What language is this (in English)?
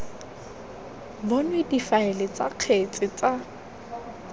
Tswana